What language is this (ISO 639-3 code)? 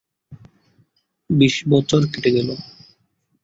ben